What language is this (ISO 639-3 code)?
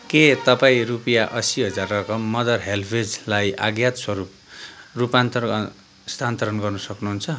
nep